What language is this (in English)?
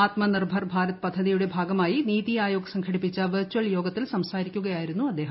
Malayalam